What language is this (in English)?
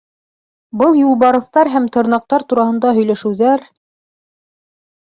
Bashkir